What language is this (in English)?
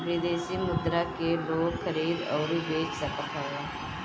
Bhojpuri